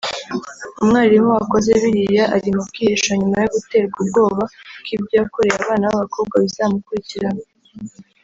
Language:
Kinyarwanda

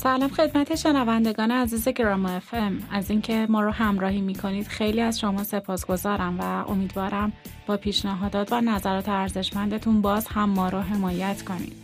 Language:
Persian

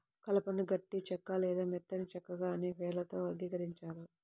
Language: Telugu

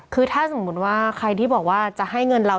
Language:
Thai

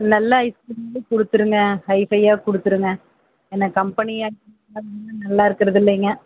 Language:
Tamil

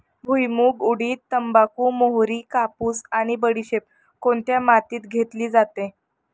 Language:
Marathi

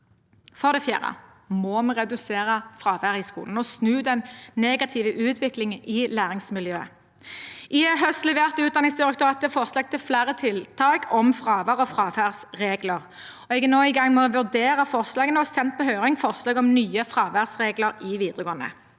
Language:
Norwegian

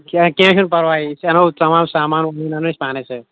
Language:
Kashmiri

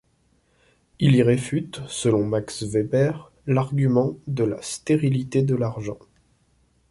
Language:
French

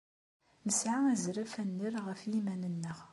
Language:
Kabyle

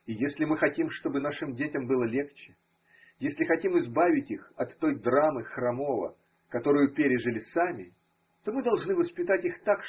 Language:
Russian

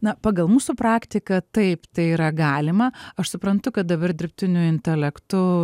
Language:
Lithuanian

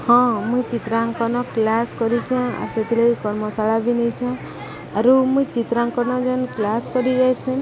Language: Odia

